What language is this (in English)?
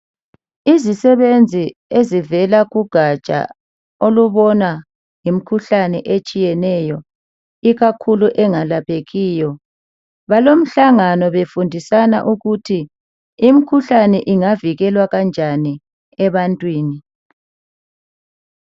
North Ndebele